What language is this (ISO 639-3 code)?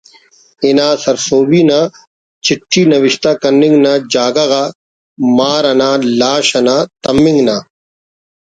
brh